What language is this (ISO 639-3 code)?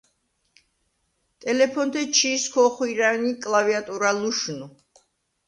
sva